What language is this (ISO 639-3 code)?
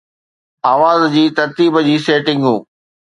snd